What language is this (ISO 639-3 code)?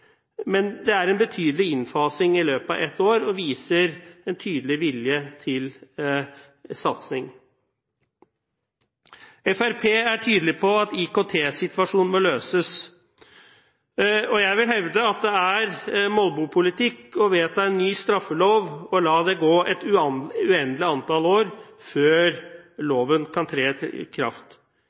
nob